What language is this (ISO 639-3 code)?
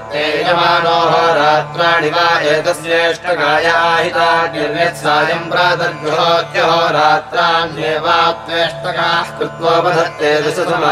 nld